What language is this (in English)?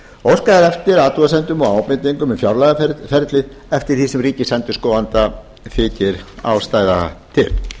Icelandic